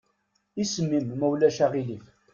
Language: Kabyle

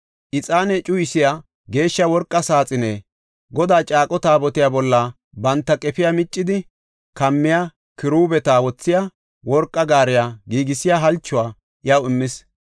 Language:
Gofa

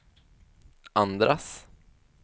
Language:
Swedish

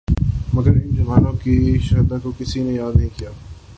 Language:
Urdu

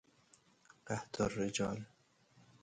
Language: Persian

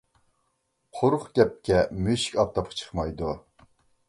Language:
Uyghur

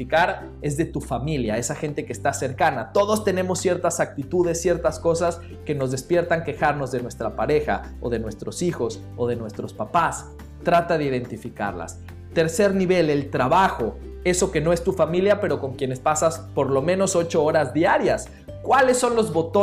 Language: Spanish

